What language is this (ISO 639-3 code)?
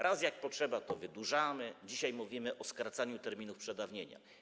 pol